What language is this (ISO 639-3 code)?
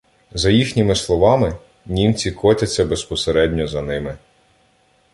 ukr